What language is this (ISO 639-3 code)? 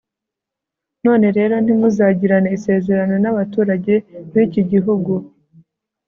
kin